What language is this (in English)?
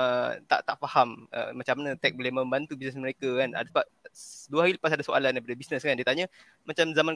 Malay